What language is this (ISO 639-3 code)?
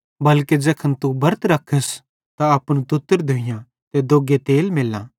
bhd